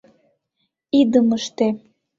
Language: Mari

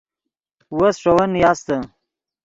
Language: Yidgha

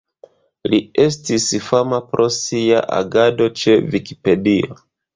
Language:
Esperanto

